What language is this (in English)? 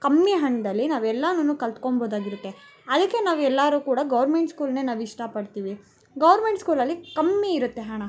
Kannada